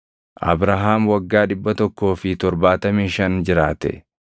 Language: Oromo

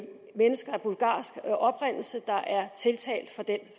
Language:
Danish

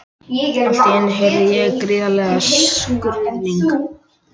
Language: Icelandic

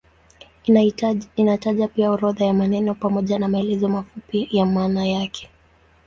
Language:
Swahili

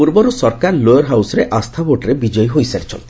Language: Odia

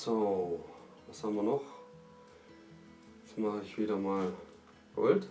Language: German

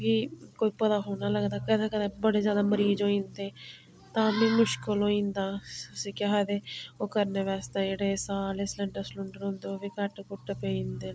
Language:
Dogri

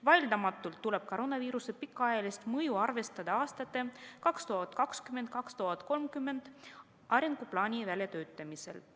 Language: Estonian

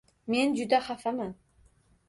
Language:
Uzbek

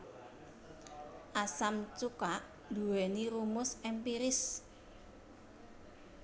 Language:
Javanese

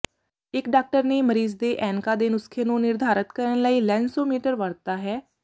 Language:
Punjabi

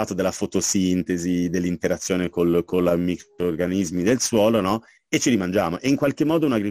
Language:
Italian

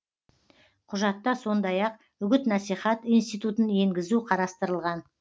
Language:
Kazakh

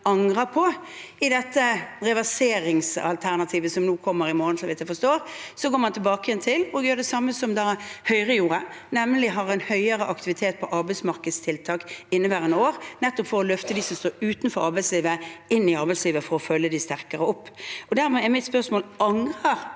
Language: Norwegian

